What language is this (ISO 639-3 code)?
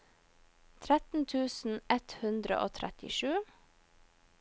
nor